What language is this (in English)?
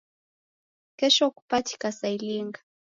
Taita